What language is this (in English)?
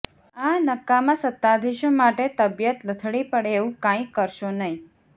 Gujarati